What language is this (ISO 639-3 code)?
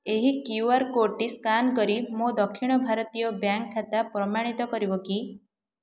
ori